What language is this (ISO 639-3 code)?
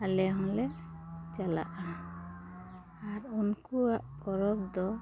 sat